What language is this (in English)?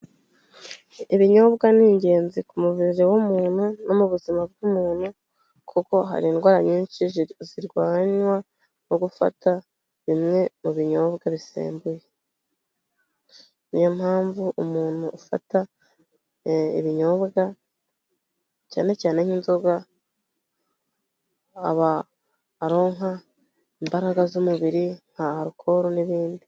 Kinyarwanda